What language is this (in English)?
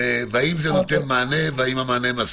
Hebrew